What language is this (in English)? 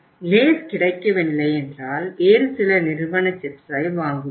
Tamil